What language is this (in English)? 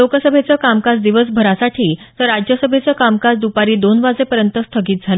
Marathi